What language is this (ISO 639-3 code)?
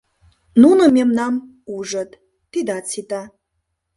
chm